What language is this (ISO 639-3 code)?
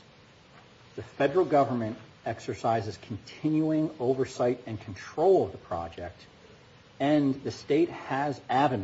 eng